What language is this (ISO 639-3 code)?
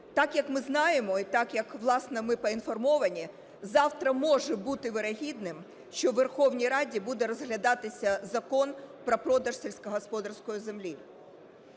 ukr